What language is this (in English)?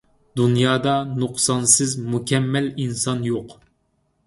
Uyghur